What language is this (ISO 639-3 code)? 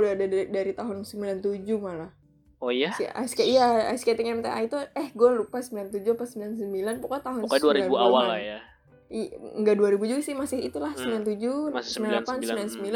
ind